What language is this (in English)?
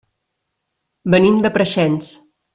Catalan